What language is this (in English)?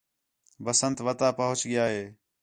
Khetrani